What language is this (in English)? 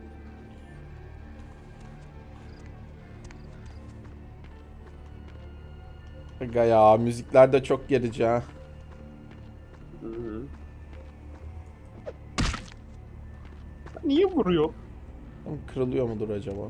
Turkish